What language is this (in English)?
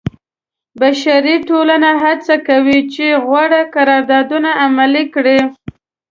Pashto